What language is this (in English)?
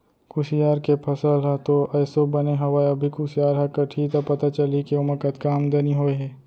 Chhattisgarhi